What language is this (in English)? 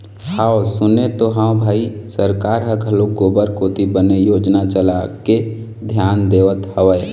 Chhattisgarhi